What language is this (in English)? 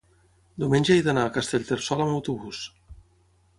Catalan